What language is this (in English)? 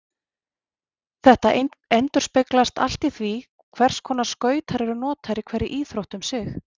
Icelandic